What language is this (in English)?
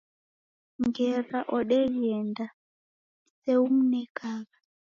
Taita